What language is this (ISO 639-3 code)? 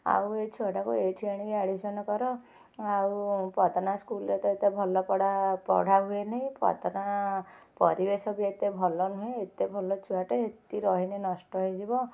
ori